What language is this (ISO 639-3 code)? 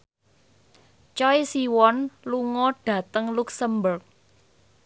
jav